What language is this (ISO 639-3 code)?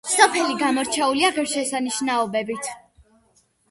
kat